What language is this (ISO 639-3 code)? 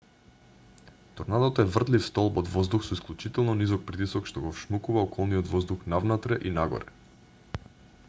mkd